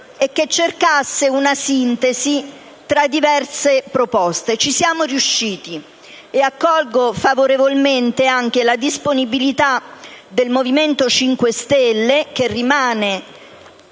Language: Italian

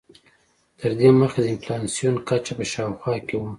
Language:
Pashto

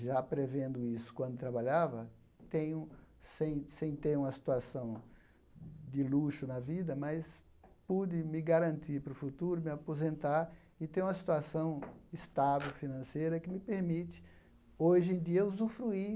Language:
Portuguese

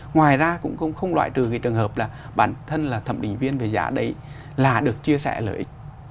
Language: Vietnamese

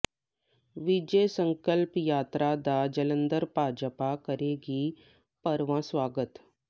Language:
Punjabi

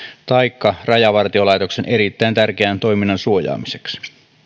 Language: Finnish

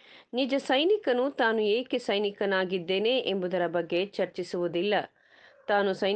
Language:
Kannada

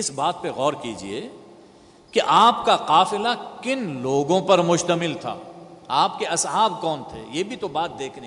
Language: Urdu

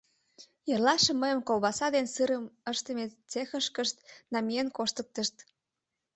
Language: Mari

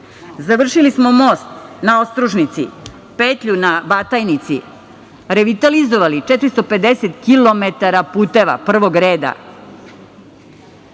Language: Serbian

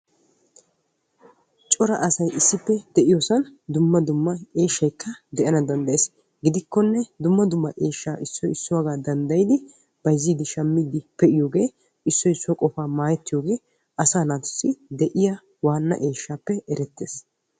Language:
Wolaytta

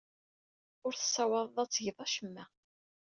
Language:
Kabyle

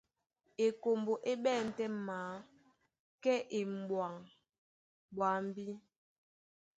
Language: Duala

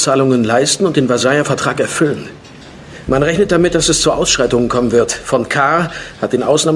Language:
German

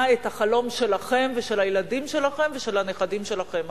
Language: Hebrew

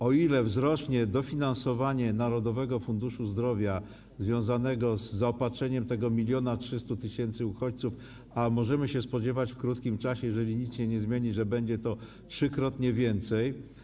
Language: Polish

